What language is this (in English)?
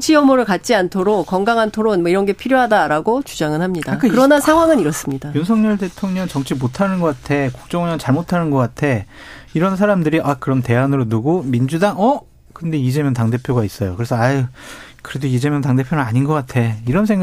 Korean